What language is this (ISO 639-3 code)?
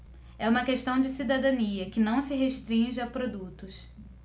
por